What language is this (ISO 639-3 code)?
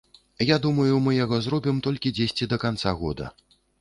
bel